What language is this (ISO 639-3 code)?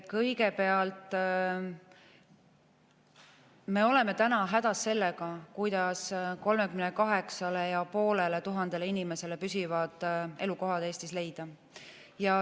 est